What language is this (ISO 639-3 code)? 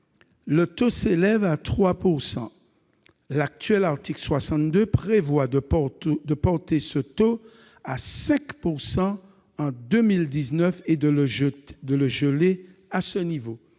fra